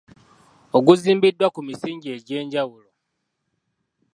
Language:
Ganda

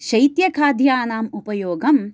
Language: Sanskrit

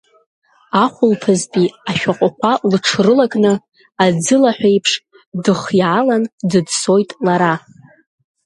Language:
Abkhazian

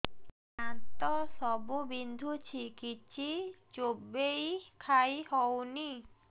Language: Odia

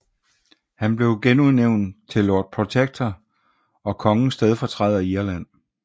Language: Danish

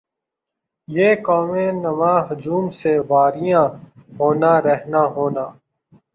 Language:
Urdu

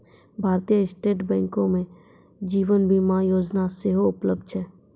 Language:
Maithili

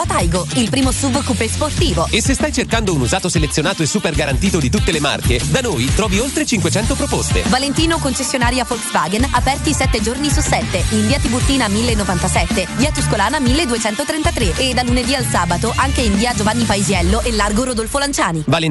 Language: Italian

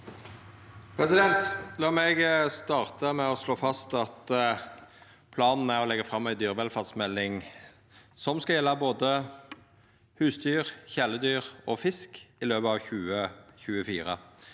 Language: Norwegian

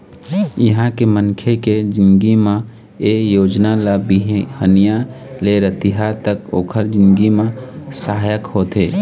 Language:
Chhattisgarhi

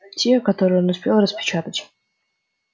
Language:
Russian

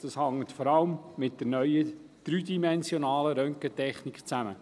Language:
Swiss German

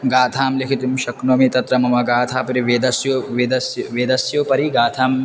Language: Sanskrit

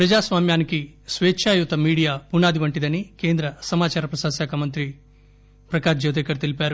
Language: Telugu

